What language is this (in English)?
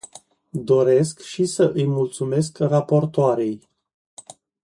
Romanian